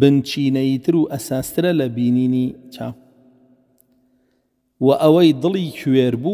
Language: Arabic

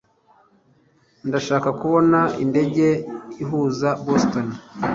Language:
Kinyarwanda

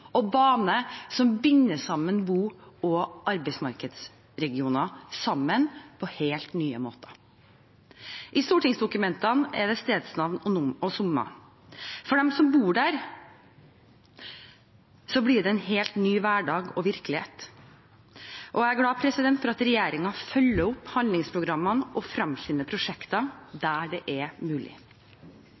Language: Norwegian Bokmål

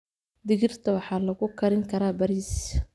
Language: Somali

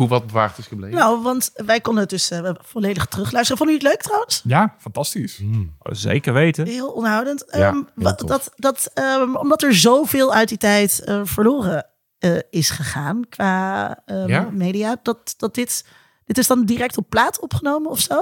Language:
Dutch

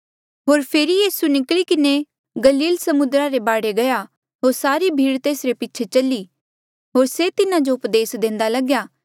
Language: Mandeali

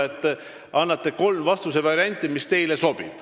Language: Estonian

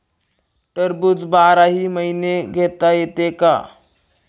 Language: Marathi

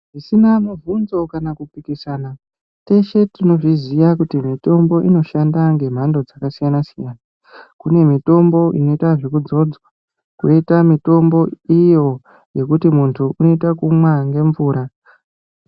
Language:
Ndau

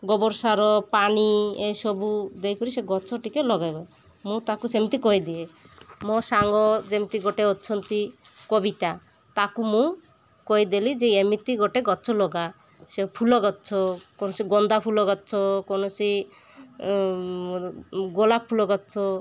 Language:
Odia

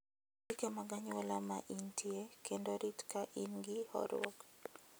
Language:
Luo (Kenya and Tanzania)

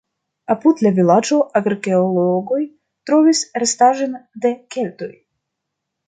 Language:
Esperanto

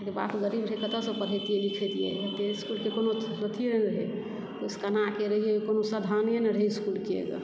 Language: Maithili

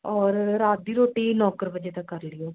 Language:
Punjabi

